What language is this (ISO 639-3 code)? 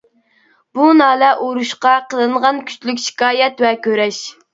uig